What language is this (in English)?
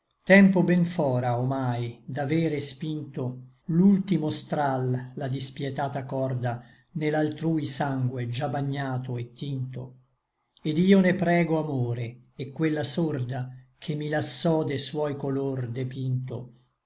Italian